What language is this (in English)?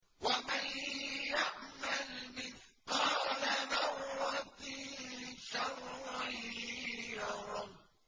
Arabic